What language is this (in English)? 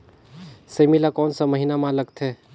Chhattisgarhi